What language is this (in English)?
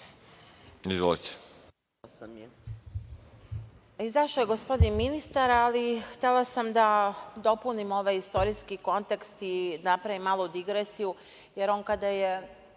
Serbian